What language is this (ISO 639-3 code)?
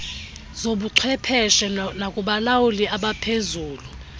xho